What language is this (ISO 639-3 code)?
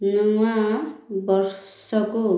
ori